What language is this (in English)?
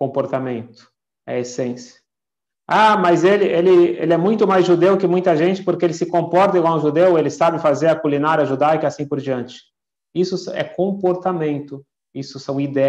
Portuguese